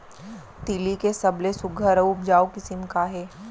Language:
Chhattisgarhi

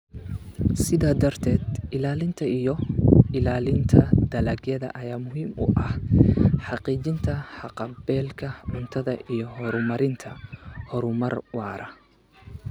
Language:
Somali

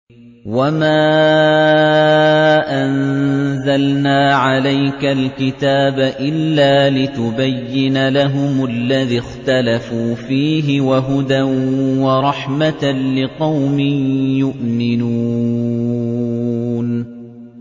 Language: Arabic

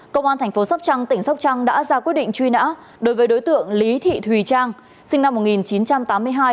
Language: Vietnamese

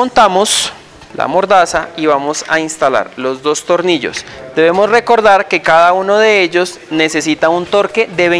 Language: Spanish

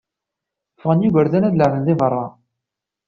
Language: Kabyle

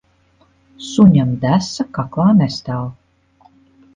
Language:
Latvian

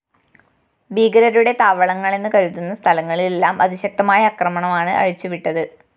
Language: Malayalam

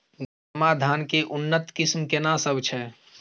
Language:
Maithili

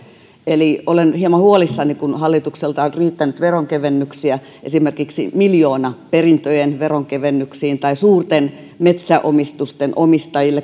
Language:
Finnish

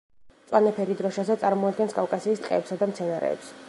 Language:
Georgian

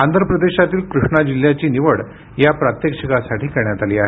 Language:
Marathi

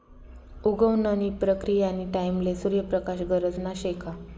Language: Marathi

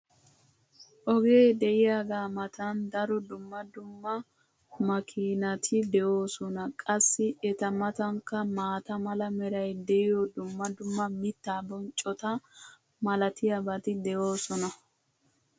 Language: Wolaytta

